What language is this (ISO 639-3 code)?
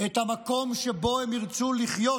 heb